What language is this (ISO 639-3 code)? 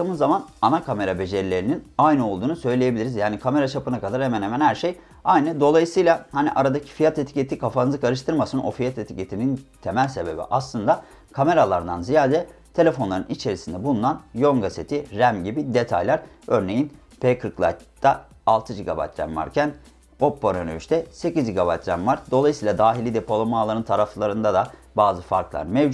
tur